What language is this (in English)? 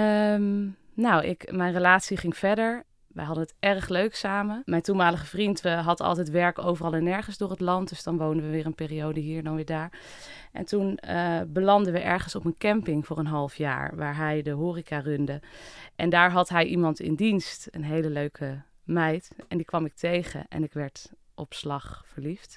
Dutch